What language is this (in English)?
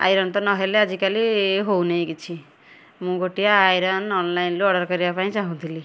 Odia